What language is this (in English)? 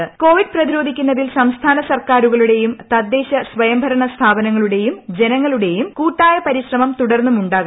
Malayalam